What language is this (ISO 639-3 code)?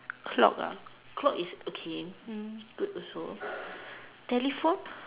eng